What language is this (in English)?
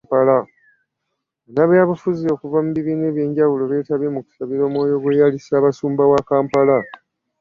Ganda